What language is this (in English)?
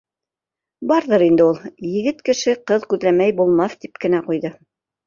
Bashkir